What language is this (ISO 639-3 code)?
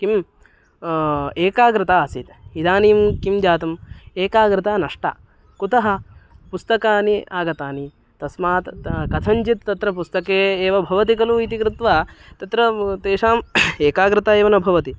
san